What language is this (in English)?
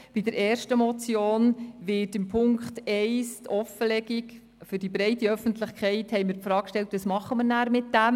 Swiss German